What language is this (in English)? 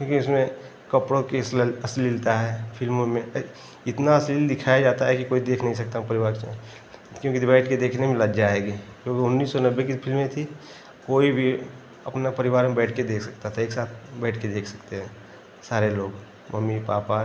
Hindi